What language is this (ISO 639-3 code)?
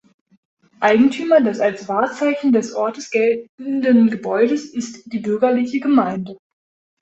deu